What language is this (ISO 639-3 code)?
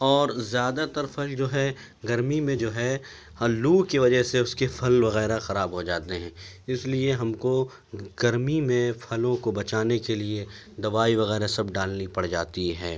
urd